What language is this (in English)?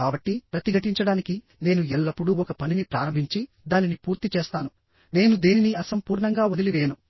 Telugu